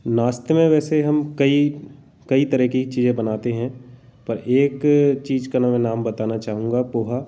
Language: Hindi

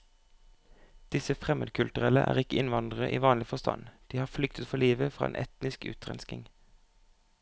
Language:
Norwegian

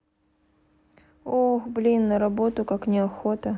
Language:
Russian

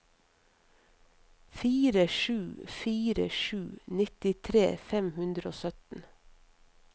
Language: Norwegian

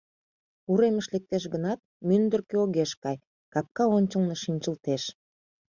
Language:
Mari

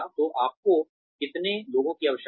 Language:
Hindi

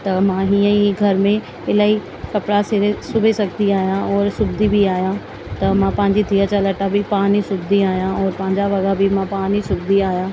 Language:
Sindhi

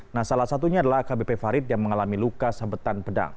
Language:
Indonesian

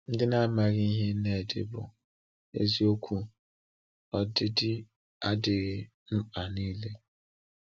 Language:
Igbo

